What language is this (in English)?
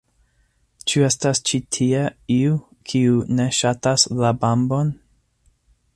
Esperanto